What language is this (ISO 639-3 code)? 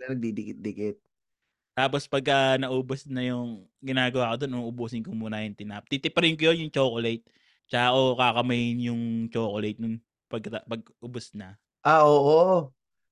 fil